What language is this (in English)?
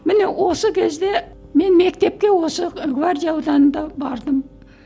Kazakh